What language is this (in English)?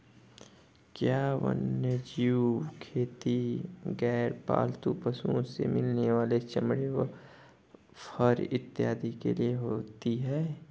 Hindi